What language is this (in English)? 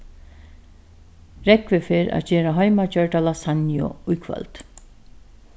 Faroese